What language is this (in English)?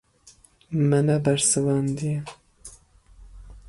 Kurdish